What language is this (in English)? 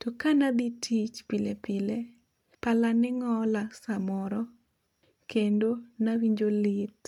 Luo (Kenya and Tanzania)